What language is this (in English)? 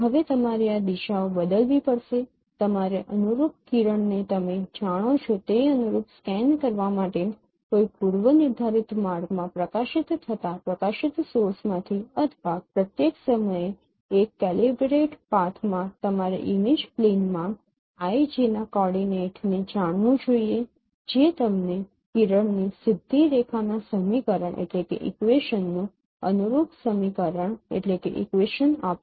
Gujarati